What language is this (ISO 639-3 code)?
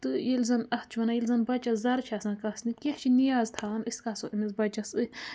kas